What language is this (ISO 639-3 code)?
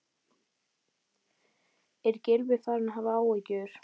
isl